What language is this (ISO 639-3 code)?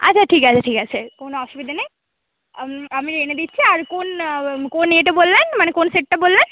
ben